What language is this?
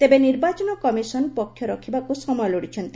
Odia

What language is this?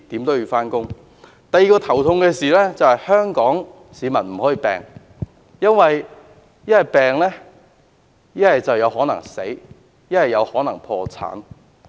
Cantonese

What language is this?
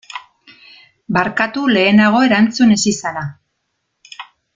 Basque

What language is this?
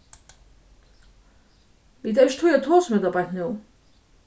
Faroese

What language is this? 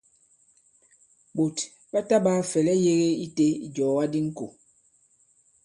Bankon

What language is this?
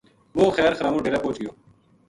Gujari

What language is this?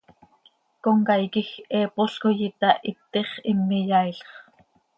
Seri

